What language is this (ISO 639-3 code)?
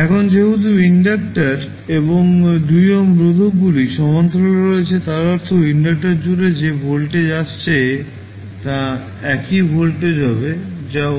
ben